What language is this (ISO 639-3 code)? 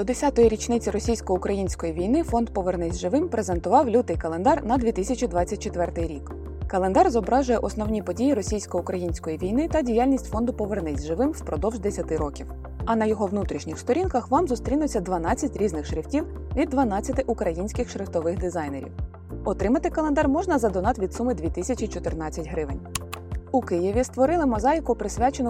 ukr